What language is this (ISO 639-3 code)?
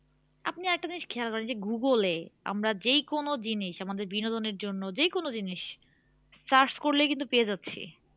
ben